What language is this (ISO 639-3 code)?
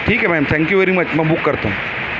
urd